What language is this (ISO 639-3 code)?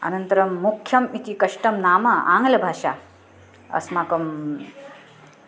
san